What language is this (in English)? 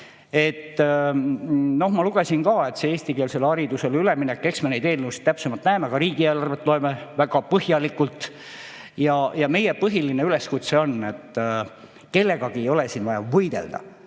Estonian